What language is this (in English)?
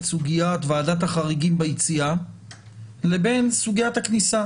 Hebrew